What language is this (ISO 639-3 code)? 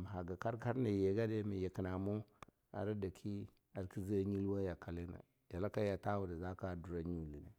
lnu